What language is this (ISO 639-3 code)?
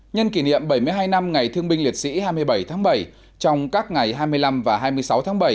vie